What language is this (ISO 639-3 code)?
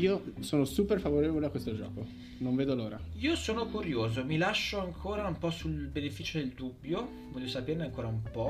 ita